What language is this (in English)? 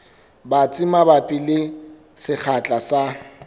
Southern Sotho